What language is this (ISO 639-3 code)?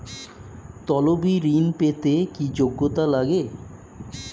ben